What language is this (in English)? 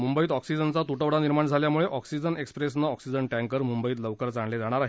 Marathi